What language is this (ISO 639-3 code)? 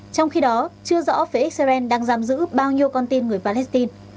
vie